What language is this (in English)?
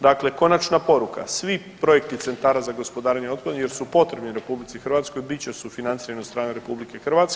Croatian